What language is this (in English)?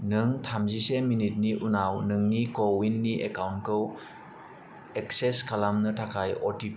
Bodo